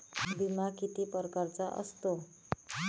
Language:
Marathi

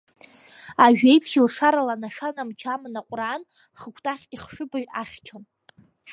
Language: Abkhazian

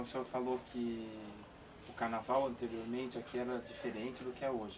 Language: Portuguese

